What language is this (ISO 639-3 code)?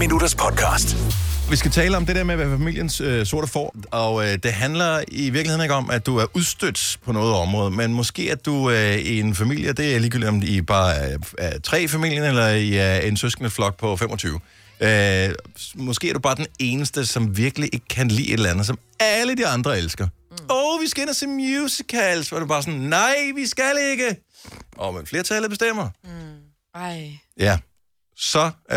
dan